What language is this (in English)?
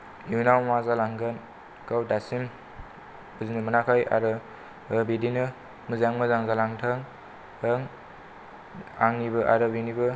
Bodo